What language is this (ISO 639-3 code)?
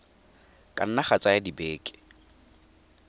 tsn